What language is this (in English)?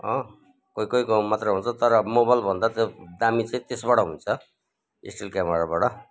Nepali